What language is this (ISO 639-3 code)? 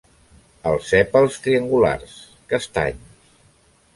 cat